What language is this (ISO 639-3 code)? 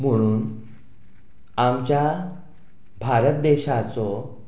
kok